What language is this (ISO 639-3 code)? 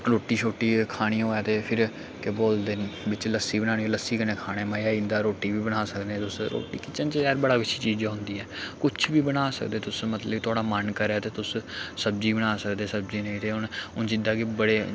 doi